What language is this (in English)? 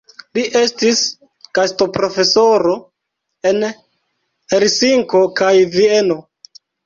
Esperanto